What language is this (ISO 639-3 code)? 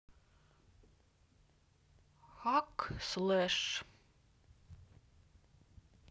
rus